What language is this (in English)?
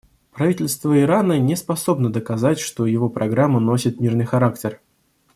Russian